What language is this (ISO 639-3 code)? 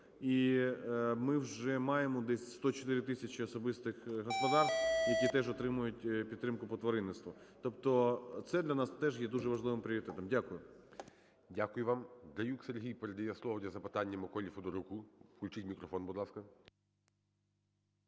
ukr